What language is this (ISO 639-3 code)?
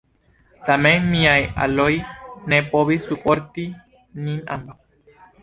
epo